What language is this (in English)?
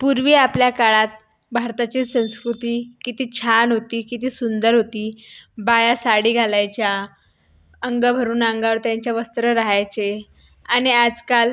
Marathi